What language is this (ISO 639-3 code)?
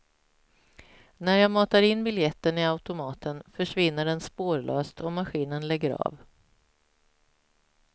swe